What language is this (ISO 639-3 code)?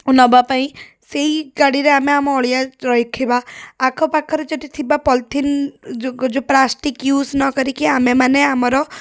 ori